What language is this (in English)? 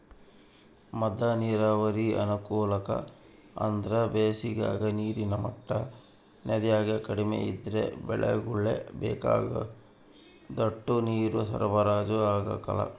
Kannada